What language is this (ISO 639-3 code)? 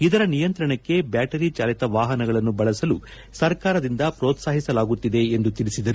kan